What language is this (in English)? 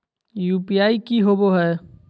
Magahi